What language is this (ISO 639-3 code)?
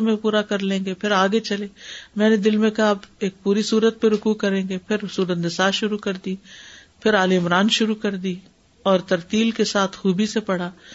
urd